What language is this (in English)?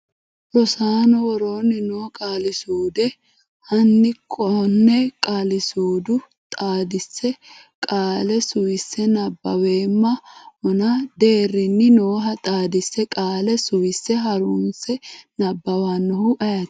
Sidamo